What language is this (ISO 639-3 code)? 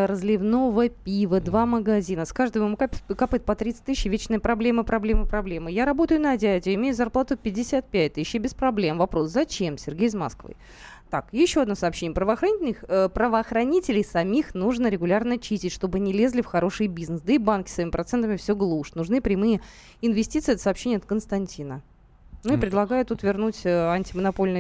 rus